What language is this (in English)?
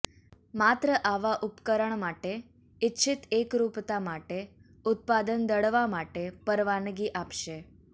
Gujarati